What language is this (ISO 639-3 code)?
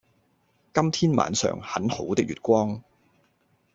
yue